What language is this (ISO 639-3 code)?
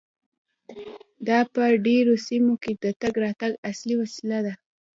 pus